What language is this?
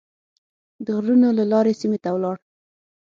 Pashto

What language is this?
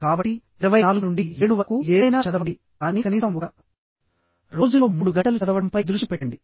Telugu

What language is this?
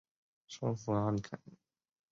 Chinese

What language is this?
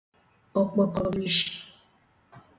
Igbo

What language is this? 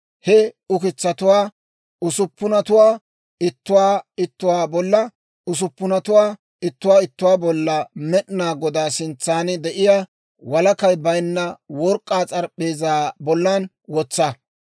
Dawro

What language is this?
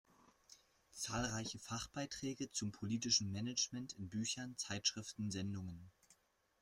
German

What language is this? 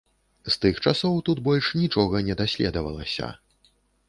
Belarusian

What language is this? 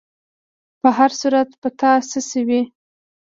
Pashto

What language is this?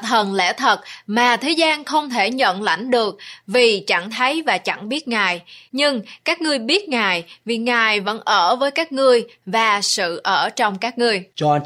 Vietnamese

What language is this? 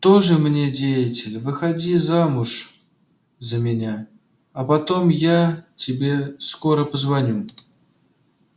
Russian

